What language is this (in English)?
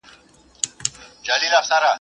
Pashto